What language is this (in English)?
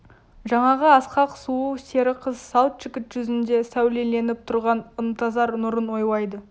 Kazakh